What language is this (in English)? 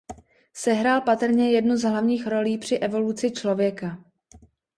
Czech